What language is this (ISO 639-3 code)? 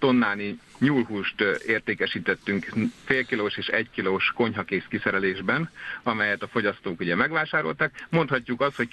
hun